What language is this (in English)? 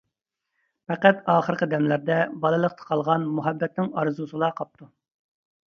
Uyghur